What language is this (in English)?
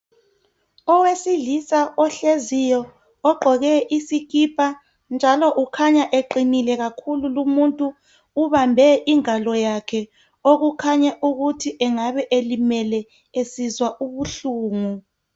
North Ndebele